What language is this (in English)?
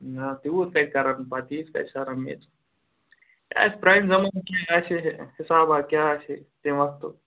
Kashmiri